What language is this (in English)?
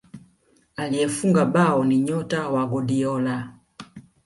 Swahili